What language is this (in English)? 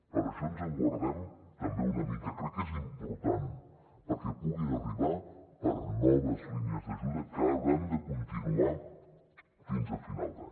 Catalan